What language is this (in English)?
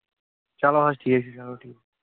Kashmiri